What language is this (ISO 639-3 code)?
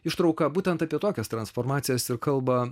lit